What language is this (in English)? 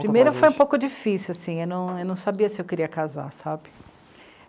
Portuguese